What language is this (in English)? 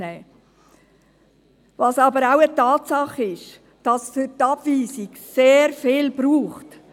Swiss German